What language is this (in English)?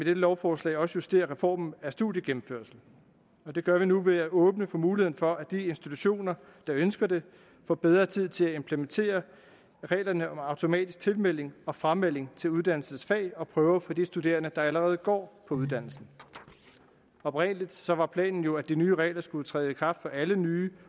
Danish